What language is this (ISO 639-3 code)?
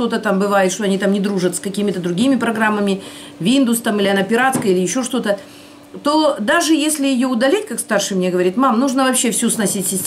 rus